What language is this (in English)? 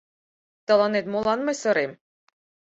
Mari